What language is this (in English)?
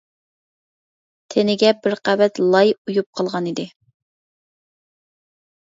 Uyghur